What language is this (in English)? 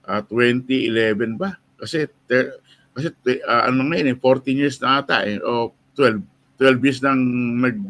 Filipino